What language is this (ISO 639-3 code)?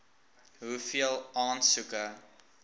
afr